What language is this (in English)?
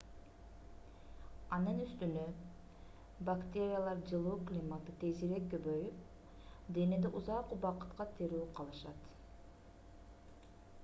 Kyrgyz